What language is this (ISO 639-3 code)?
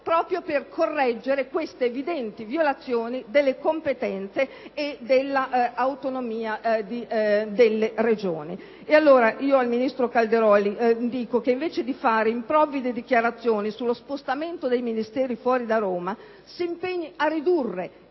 ita